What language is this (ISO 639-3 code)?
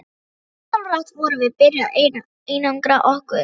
isl